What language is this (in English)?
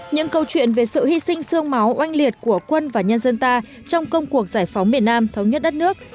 Vietnamese